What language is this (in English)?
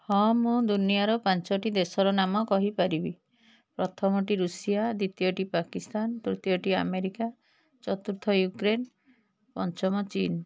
Odia